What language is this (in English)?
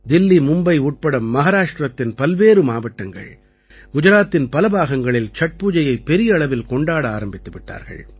Tamil